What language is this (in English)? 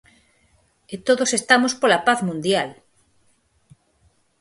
Galician